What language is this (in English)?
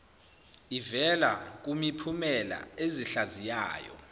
Zulu